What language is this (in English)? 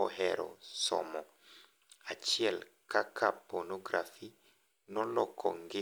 Luo (Kenya and Tanzania)